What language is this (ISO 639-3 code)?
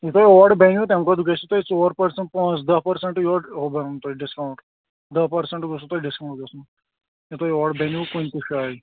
kas